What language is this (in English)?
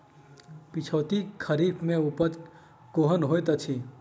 Maithili